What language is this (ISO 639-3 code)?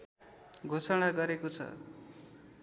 nep